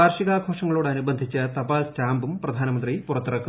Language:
Malayalam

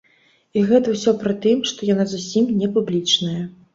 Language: Belarusian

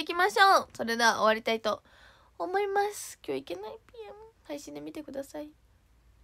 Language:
Japanese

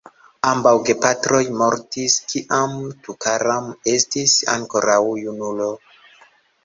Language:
Esperanto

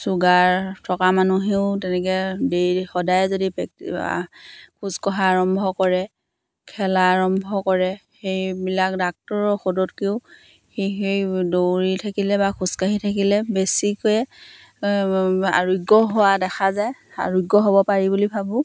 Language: Assamese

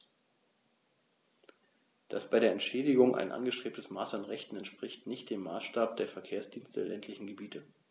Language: German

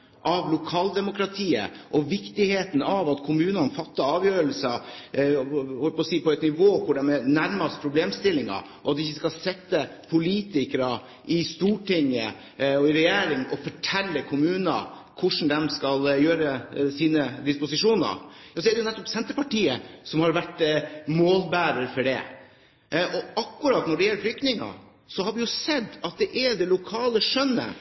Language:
Norwegian Bokmål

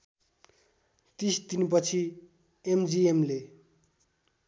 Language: Nepali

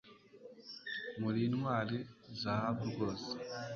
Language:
Kinyarwanda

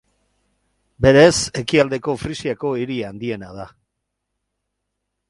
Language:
Basque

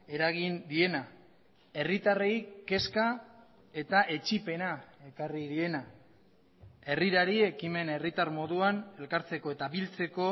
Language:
Basque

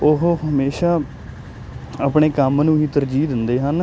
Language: Punjabi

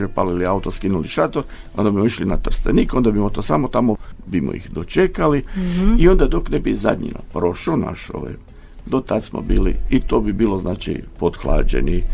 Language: Croatian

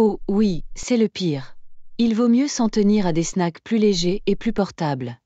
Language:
French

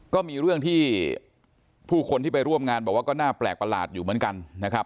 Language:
Thai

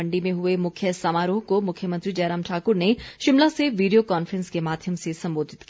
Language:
Hindi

